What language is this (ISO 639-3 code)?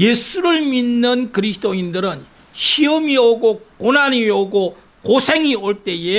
kor